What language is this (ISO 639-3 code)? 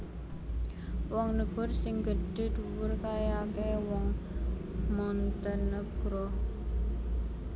jav